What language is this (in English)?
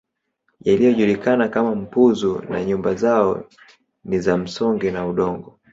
Swahili